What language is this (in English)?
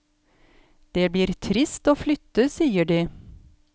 Norwegian